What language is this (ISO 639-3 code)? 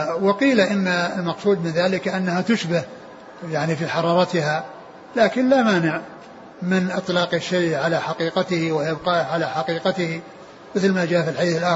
ara